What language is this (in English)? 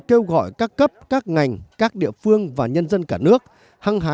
Vietnamese